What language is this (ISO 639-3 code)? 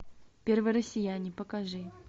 rus